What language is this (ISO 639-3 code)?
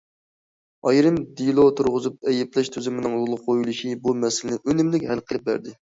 uig